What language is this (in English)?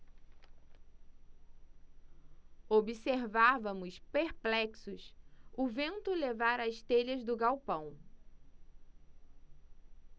Portuguese